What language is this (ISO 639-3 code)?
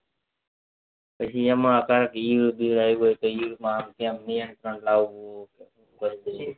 guj